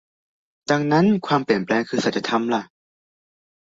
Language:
Thai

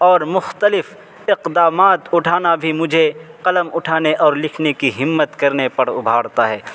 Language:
Urdu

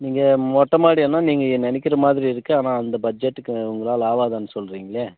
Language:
Tamil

